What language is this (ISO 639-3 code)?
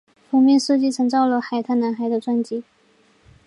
zho